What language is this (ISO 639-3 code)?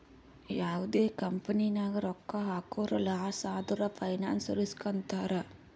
kan